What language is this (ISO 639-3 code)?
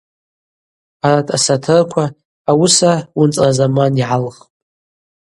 abq